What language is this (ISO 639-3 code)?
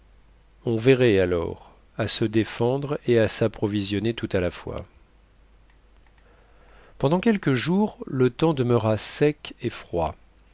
fra